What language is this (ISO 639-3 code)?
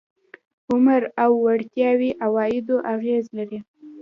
pus